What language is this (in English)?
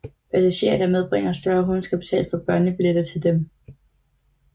Danish